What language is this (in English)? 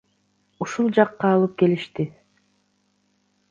Kyrgyz